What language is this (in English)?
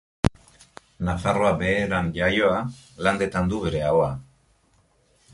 Basque